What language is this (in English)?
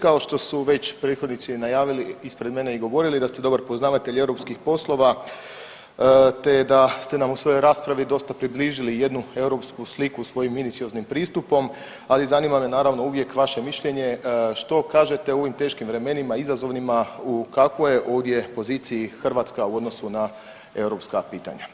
Croatian